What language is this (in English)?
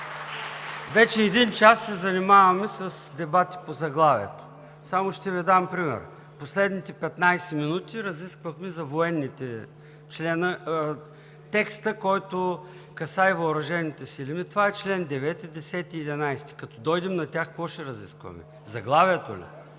Bulgarian